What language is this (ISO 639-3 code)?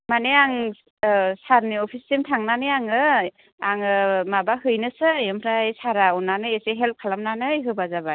brx